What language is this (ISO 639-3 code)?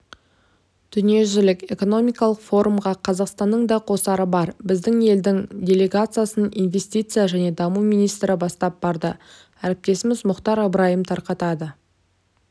kaz